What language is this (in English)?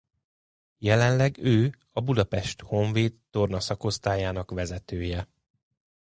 Hungarian